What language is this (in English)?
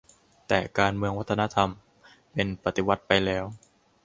Thai